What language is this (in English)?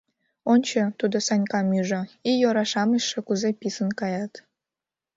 Mari